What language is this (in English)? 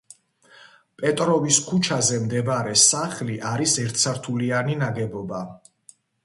Georgian